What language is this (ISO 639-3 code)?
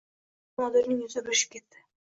uzb